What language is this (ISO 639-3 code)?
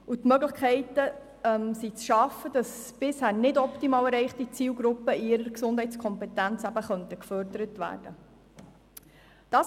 gsw